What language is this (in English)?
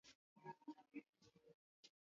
Swahili